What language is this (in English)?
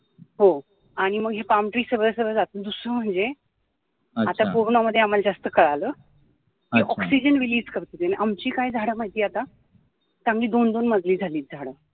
Marathi